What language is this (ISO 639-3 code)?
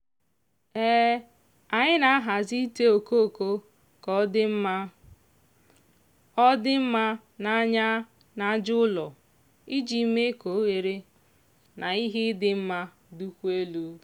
ibo